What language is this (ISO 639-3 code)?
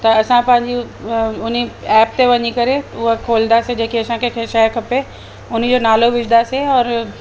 snd